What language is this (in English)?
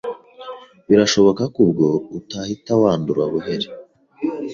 Kinyarwanda